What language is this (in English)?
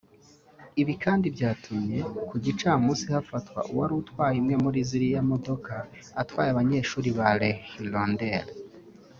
Kinyarwanda